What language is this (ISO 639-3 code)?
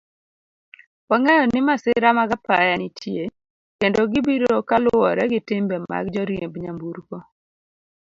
luo